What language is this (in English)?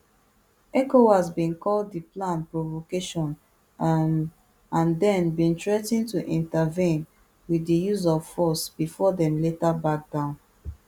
Nigerian Pidgin